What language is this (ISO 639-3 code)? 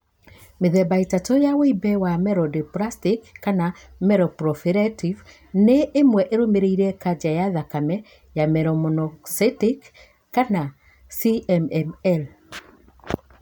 kik